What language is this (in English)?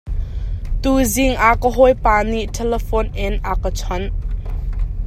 Hakha Chin